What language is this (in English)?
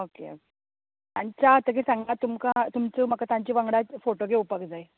Konkani